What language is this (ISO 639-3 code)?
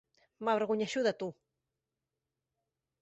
cat